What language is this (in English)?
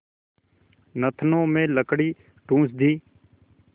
Hindi